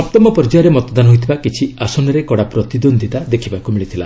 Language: Odia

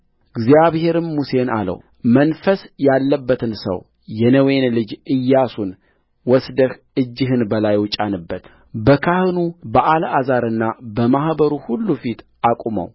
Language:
Amharic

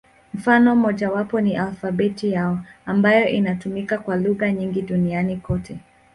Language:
Swahili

